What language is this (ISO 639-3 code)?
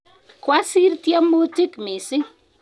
kln